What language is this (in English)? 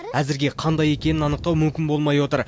Kazakh